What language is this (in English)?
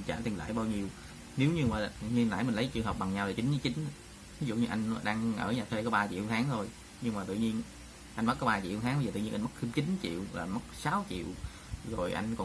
Vietnamese